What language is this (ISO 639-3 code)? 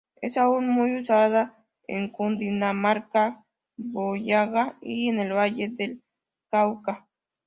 spa